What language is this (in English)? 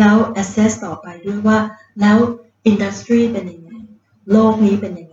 Thai